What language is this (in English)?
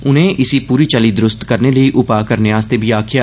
Dogri